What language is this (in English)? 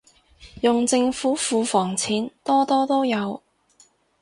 Cantonese